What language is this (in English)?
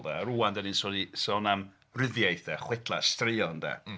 Welsh